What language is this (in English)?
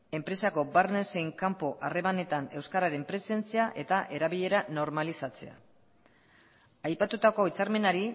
Basque